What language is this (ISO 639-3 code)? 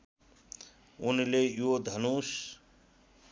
nep